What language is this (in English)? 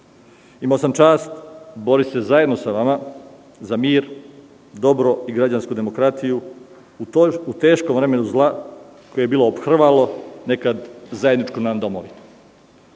Serbian